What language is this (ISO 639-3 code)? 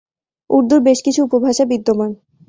ben